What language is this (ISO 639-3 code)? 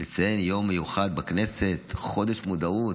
heb